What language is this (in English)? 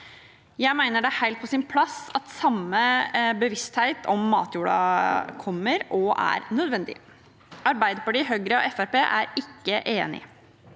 Norwegian